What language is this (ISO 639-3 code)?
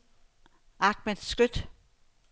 dan